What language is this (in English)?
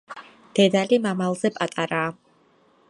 Georgian